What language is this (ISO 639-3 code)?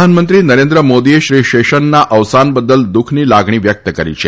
guj